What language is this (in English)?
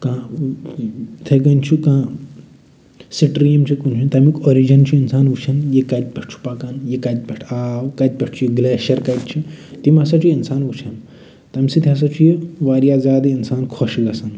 Kashmiri